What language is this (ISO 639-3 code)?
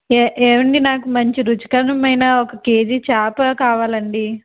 tel